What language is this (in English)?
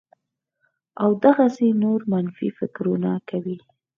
Pashto